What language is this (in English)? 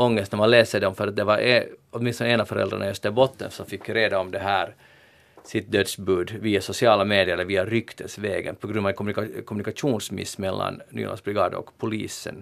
Swedish